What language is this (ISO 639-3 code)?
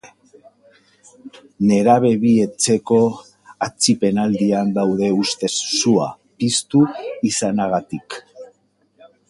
eus